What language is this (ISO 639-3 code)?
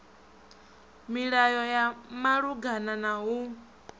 ven